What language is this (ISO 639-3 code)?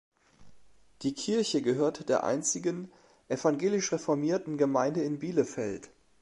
deu